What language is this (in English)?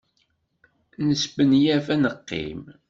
Kabyle